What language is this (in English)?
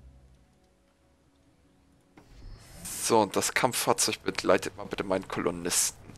German